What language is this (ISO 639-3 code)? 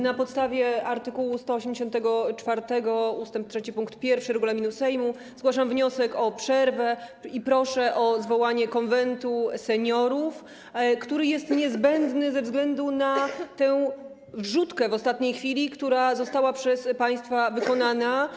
pol